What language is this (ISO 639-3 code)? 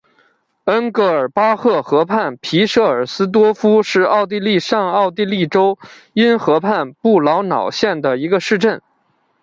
zho